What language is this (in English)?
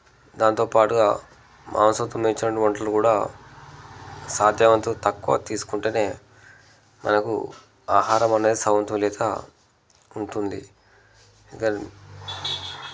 Telugu